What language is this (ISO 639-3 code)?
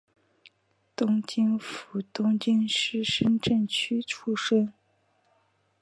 zho